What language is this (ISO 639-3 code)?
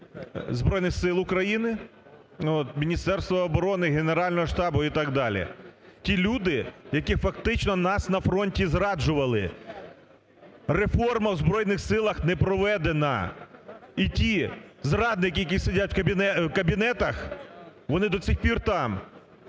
ukr